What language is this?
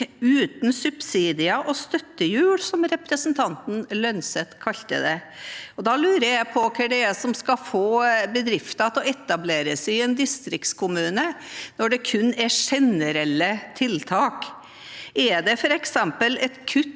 Norwegian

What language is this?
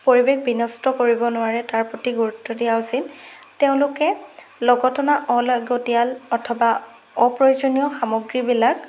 Assamese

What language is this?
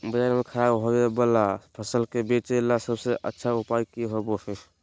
Magahi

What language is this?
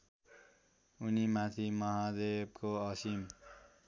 Nepali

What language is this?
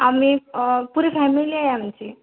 Marathi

